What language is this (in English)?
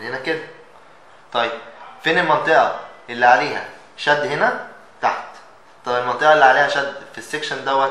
Arabic